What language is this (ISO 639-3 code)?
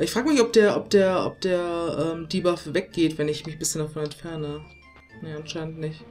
deu